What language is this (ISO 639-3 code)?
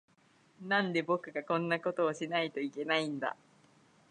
jpn